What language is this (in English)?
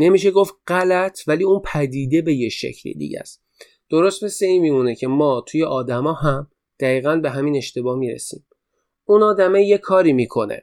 Persian